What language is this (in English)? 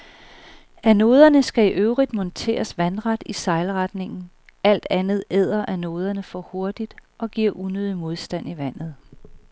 Danish